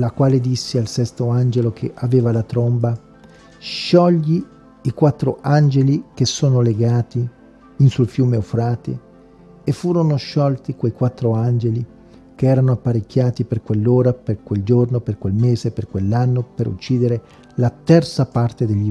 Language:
Italian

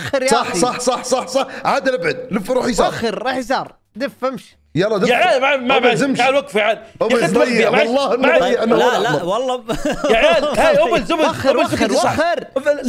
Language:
Arabic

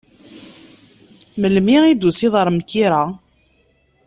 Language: Kabyle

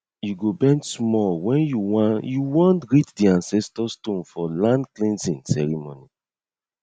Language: Nigerian Pidgin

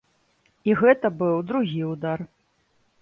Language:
Belarusian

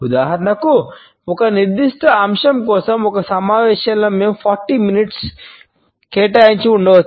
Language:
Telugu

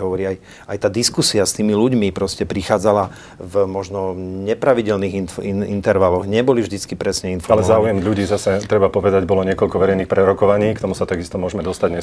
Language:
Slovak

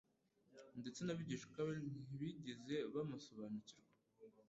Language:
Kinyarwanda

